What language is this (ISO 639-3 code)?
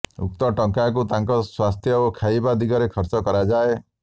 ori